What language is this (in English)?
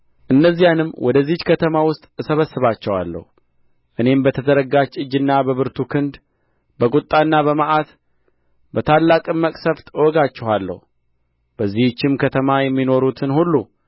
Amharic